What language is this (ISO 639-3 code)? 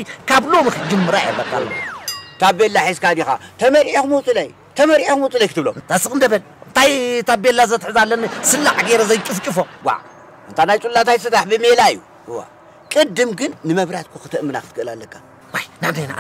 ara